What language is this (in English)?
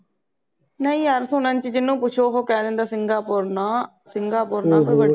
Punjabi